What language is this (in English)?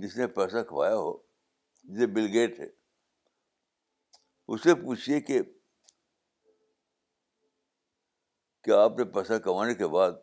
Urdu